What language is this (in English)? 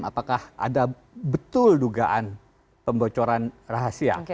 Indonesian